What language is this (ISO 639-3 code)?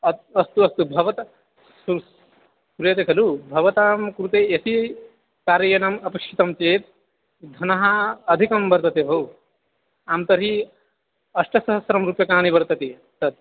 san